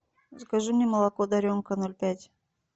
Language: Russian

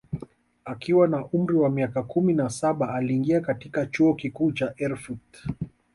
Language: Swahili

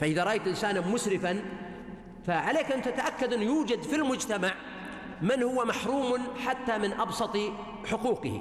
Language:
Arabic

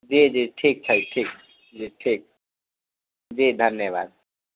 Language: Maithili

